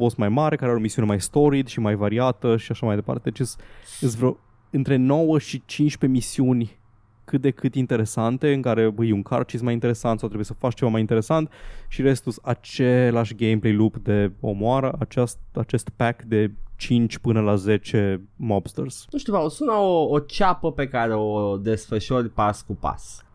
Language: Romanian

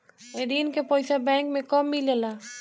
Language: Bhojpuri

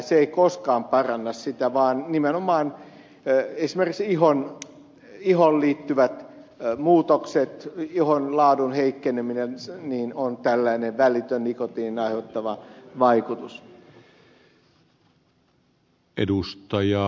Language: Finnish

